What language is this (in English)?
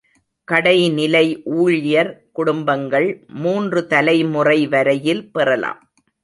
Tamil